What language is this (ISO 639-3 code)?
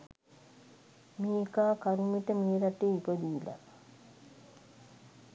sin